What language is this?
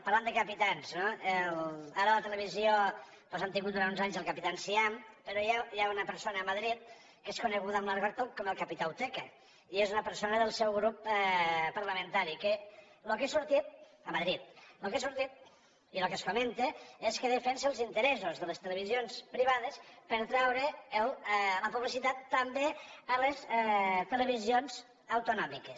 Catalan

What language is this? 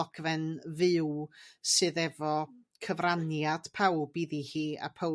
Welsh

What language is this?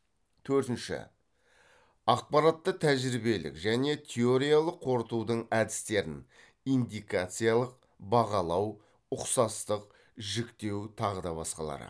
Kazakh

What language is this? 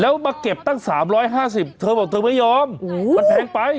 Thai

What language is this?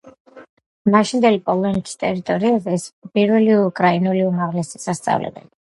Georgian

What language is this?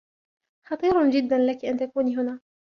Arabic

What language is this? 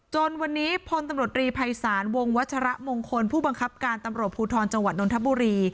Thai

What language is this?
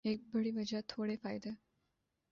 Urdu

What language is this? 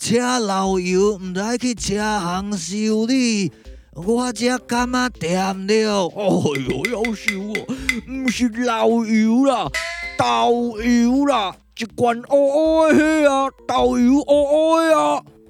Chinese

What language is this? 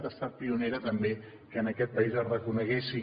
Catalan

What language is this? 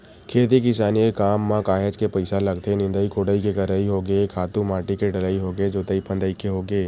Chhattisgarhi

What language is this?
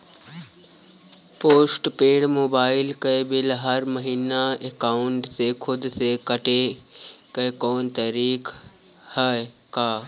Bhojpuri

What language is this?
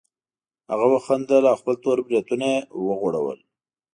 Pashto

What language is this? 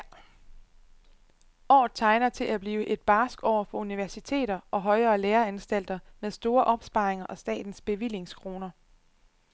Danish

